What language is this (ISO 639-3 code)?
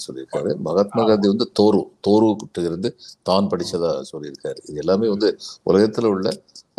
tam